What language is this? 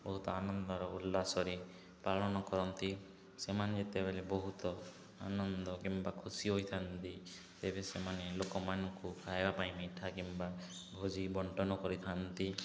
Odia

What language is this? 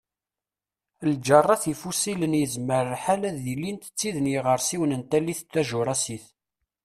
Kabyle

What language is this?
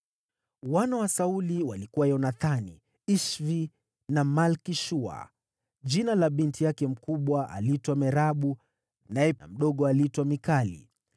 Swahili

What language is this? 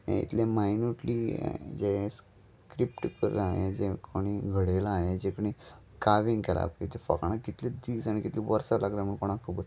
Konkani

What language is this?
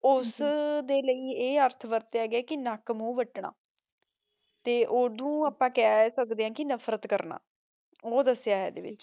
Punjabi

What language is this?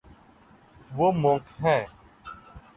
Urdu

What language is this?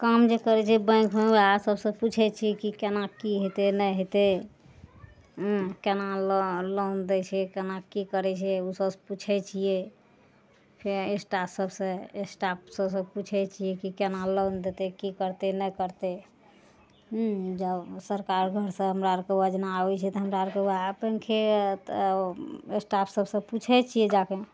Maithili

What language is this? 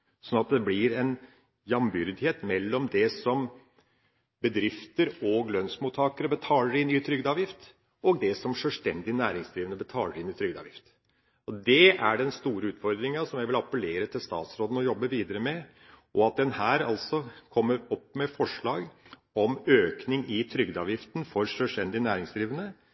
Norwegian Bokmål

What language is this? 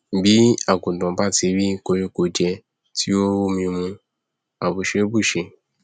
Yoruba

